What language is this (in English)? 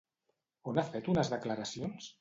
Catalan